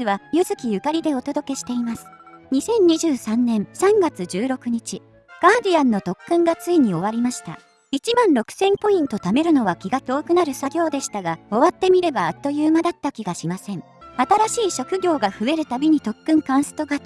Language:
Japanese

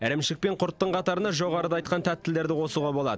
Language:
Kazakh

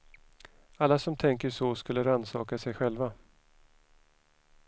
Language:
Swedish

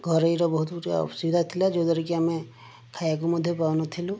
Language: Odia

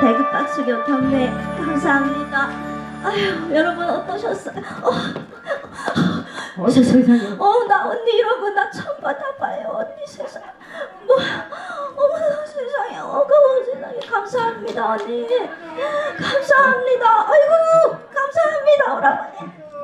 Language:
Korean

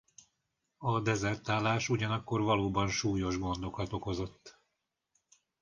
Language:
Hungarian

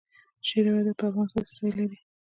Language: Pashto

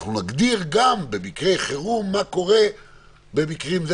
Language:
Hebrew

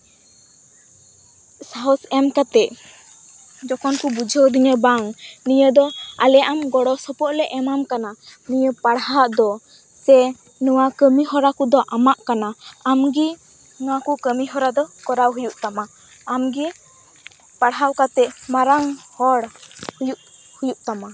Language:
Santali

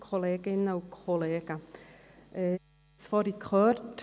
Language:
Swiss German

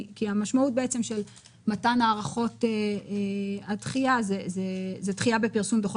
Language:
Hebrew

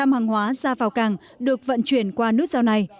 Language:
Vietnamese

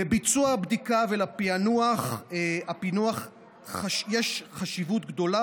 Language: Hebrew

